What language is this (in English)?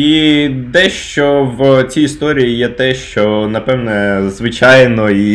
Ukrainian